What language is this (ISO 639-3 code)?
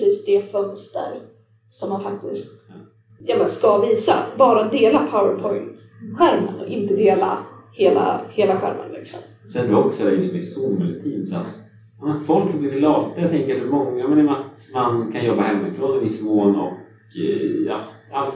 swe